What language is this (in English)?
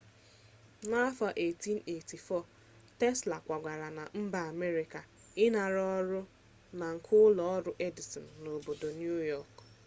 Igbo